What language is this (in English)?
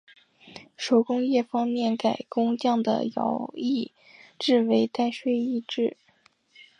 Chinese